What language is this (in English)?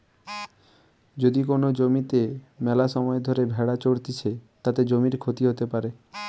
Bangla